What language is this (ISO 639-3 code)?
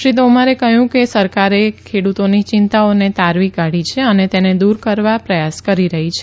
guj